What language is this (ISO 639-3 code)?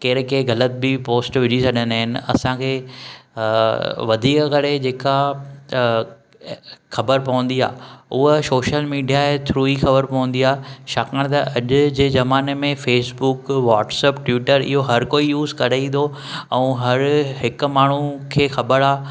snd